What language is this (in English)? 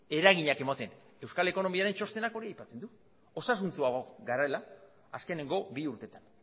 Basque